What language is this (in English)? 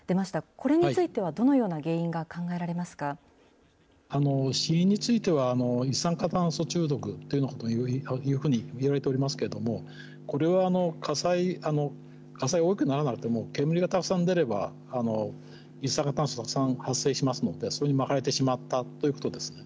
Japanese